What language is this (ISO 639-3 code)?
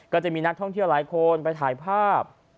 tha